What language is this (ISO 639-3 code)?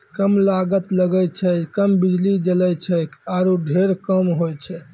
mai